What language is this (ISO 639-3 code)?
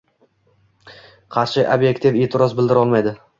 uzb